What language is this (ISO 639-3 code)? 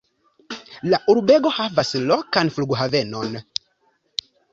epo